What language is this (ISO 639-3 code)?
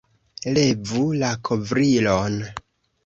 epo